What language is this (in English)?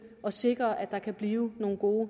Danish